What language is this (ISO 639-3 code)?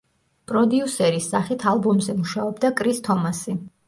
kat